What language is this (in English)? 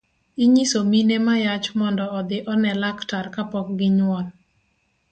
Luo (Kenya and Tanzania)